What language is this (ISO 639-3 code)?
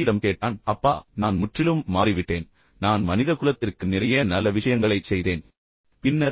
tam